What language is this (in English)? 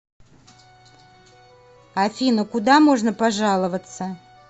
Russian